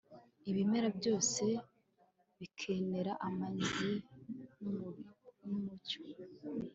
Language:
Kinyarwanda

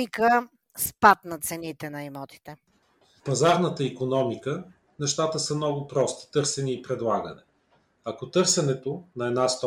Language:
Bulgarian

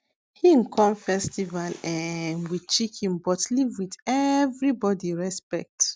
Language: Nigerian Pidgin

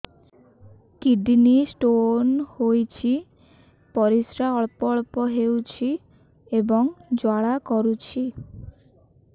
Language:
Odia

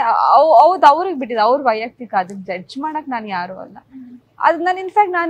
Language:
Kannada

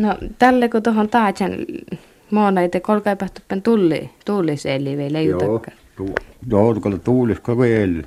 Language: Finnish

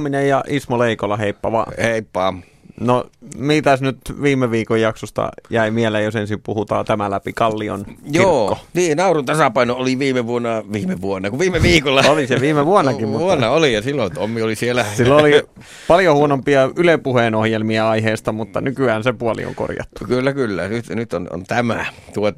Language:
Finnish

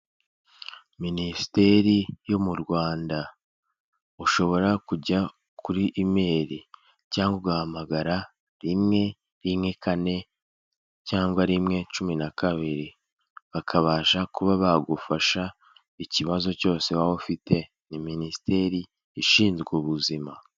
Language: Kinyarwanda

